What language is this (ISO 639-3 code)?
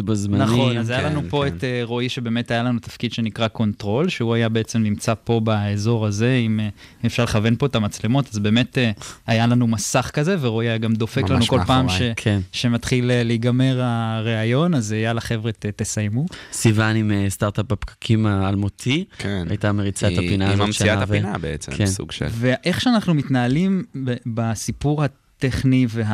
heb